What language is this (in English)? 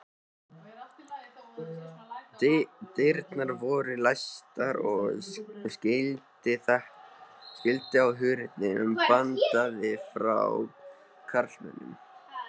Icelandic